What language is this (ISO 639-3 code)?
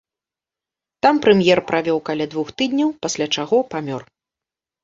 bel